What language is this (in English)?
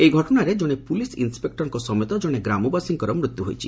Odia